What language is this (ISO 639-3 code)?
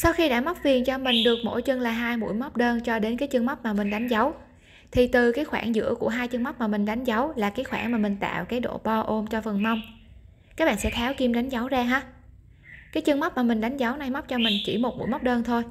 vie